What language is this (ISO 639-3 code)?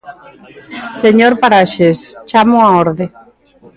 glg